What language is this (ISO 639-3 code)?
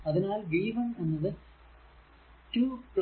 mal